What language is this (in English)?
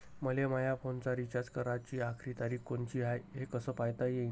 Marathi